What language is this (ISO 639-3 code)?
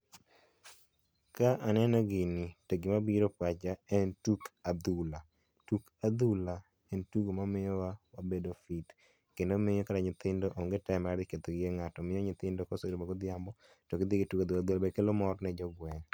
luo